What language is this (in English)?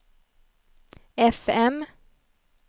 Swedish